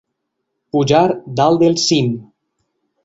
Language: Catalan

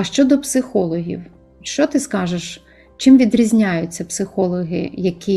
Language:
Ukrainian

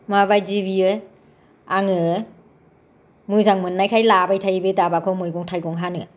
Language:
Bodo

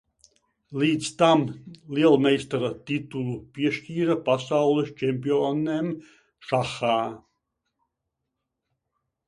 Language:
Latvian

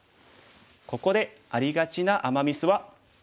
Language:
Japanese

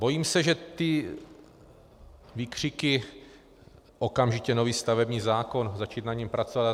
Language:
Czech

